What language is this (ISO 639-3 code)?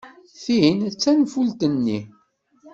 kab